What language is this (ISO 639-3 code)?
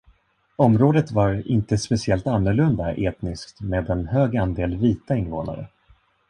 swe